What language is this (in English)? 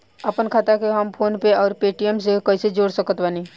Bhojpuri